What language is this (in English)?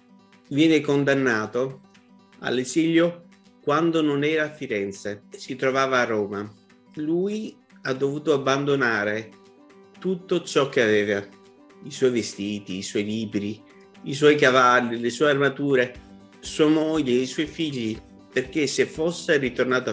Italian